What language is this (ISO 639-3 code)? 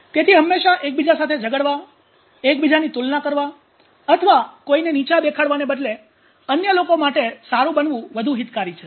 guj